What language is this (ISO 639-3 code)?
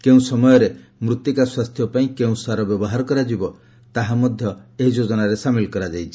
ori